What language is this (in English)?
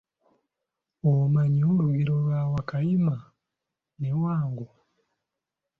Ganda